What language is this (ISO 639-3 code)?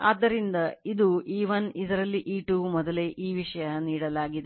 kan